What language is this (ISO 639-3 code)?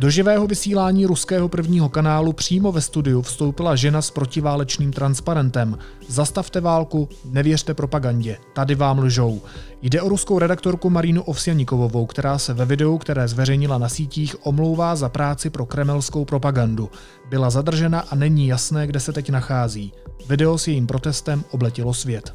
ces